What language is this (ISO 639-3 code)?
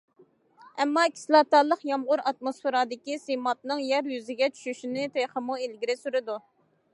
uig